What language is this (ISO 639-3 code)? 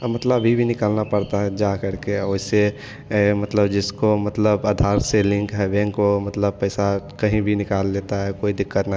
hin